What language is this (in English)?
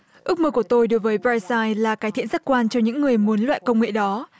Vietnamese